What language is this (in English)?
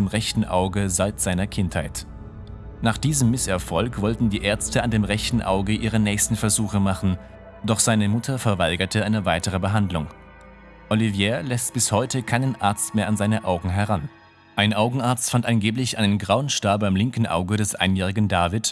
German